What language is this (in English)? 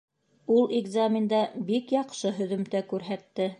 Bashkir